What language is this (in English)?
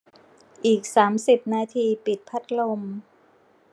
Thai